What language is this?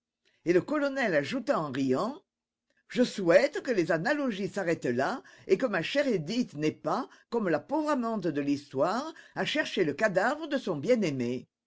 French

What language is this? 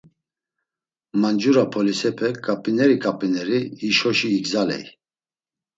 Laz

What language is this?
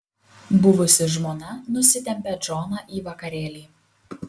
Lithuanian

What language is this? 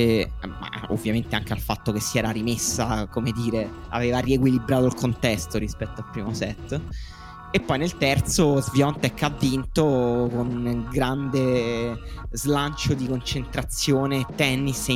Italian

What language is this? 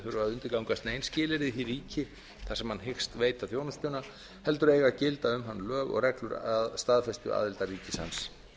Icelandic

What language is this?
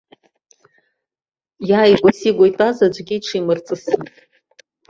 Abkhazian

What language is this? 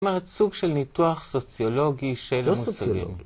Hebrew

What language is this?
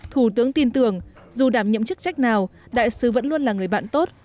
Vietnamese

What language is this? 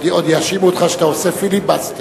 Hebrew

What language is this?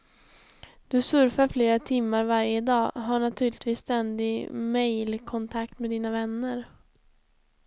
Swedish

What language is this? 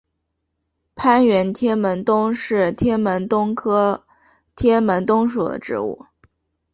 Chinese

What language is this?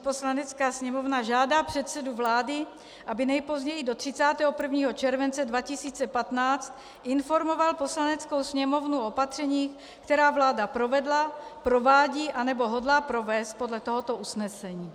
Czech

